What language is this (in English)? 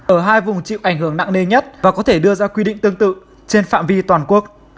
Vietnamese